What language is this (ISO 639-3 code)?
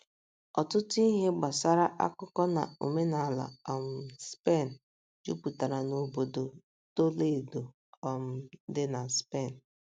ibo